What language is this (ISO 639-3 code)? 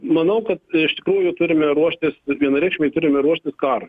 lit